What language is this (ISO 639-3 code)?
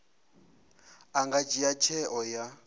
ven